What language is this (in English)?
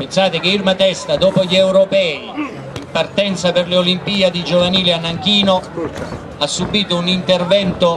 Italian